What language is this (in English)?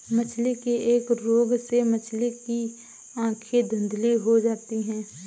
Hindi